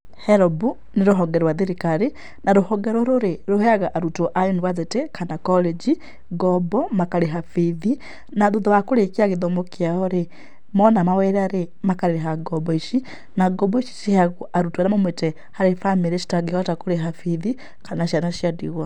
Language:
Kikuyu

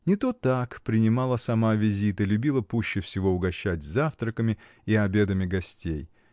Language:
Russian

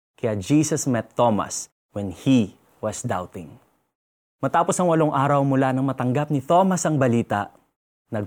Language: Filipino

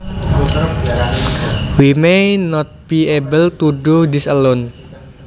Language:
Javanese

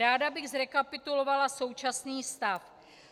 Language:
Czech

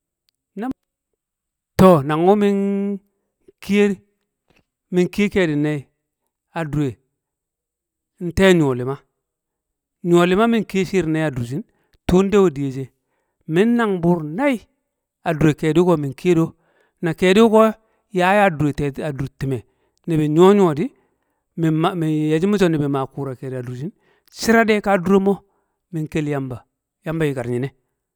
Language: Kamo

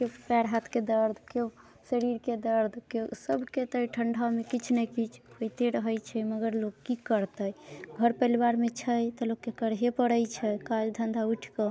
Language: Maithili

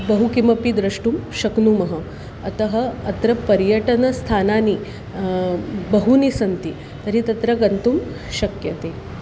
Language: Sanskrit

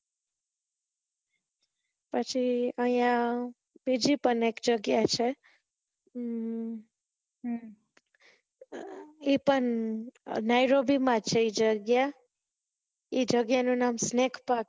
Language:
Gujarati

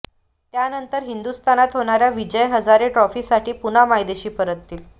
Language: Marathi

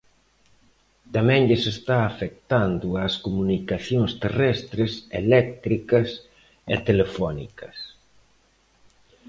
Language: Galician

